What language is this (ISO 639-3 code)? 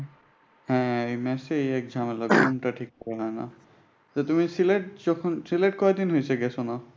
ben